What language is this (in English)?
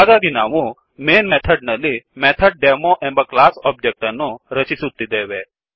Kannada